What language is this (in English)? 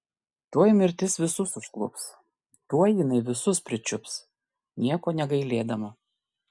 Lithuanian